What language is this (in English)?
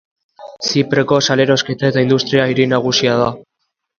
Basque